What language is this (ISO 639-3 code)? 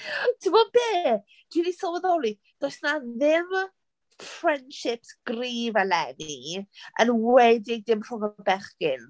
cym